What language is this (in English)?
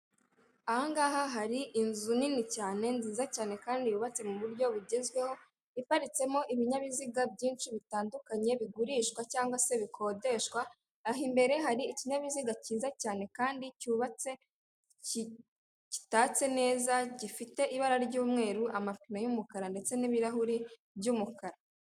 Kinyarwanda